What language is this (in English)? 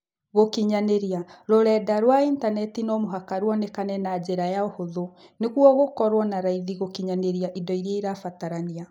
Kikuyu